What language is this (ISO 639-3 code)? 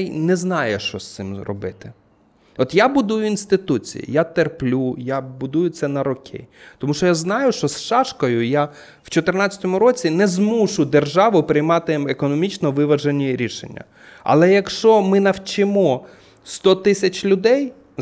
ukr